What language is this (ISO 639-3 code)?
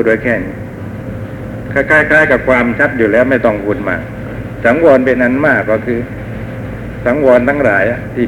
tha